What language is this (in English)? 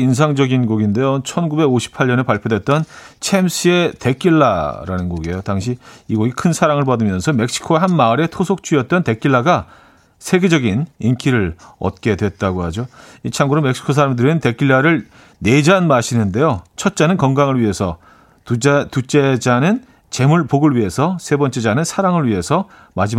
Korean